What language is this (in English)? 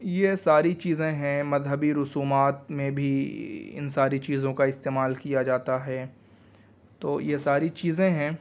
Urdu